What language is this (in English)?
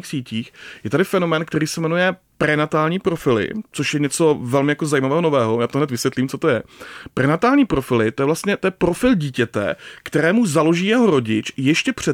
Czech